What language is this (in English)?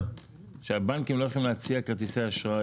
Hebrew